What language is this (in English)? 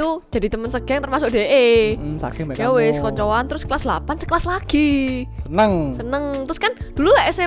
Indonesian